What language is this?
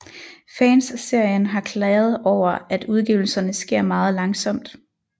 Danish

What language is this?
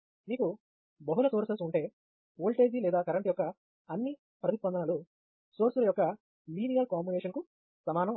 Telugu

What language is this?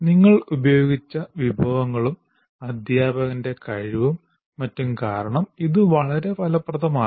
Malayalam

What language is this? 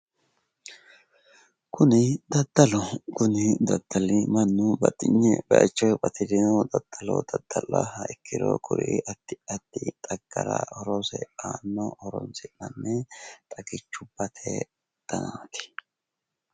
Sidamo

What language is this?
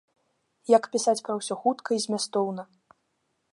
Belarusian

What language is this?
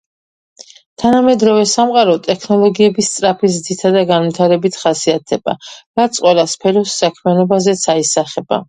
Georgian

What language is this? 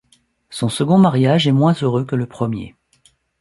French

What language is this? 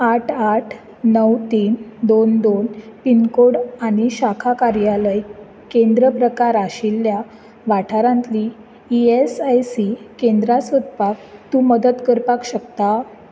Konkani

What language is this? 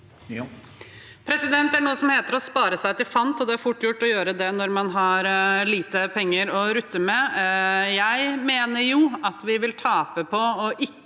Norwegian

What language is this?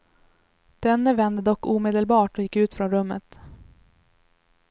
Swedish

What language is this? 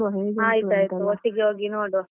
Kannada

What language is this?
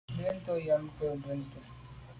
Medumba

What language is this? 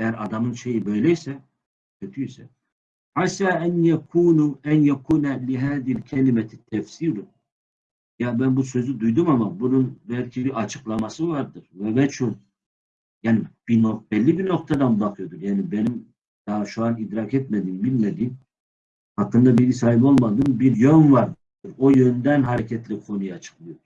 Turkish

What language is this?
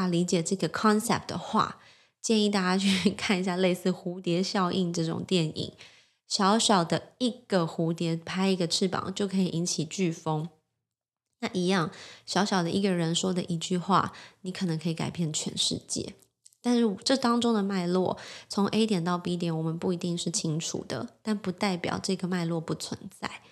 Chinese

